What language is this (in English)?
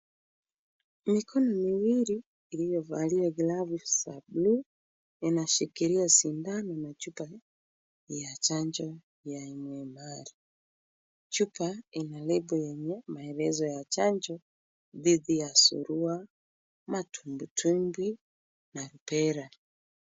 Swahili